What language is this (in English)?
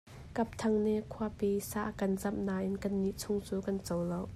Hakha Chin